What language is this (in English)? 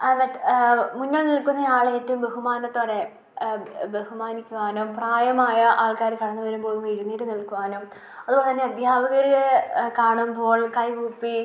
Malayalam